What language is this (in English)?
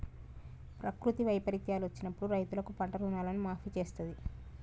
Telugu